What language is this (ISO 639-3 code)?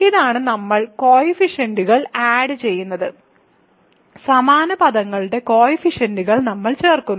mal